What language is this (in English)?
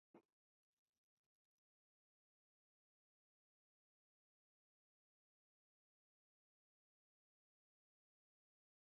Turkmen